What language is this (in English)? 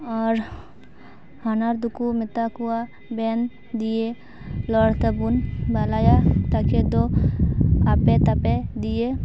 Santali